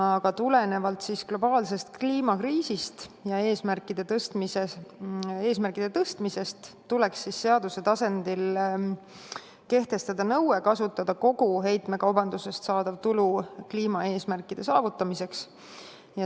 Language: Estonian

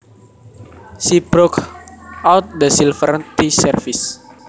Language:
Javanese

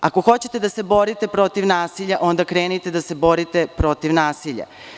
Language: Serbian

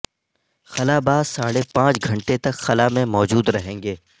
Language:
Urdu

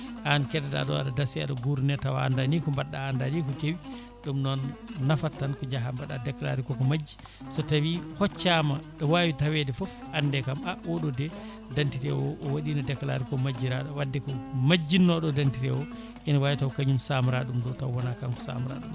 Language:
Fula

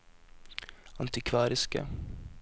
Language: Norwegian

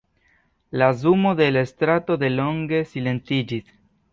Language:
Esperanto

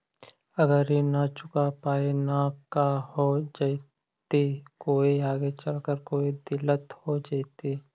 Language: Magahi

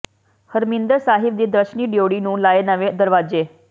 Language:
Punjabi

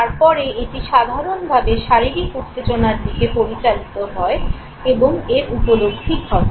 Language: Bangla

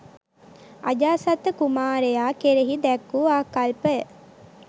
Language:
Sinhala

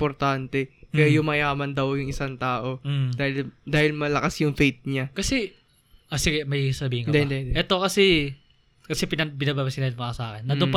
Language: Filipino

